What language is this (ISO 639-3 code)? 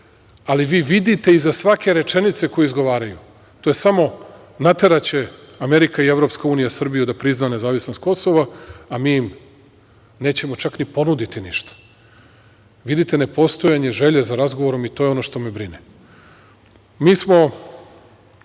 srp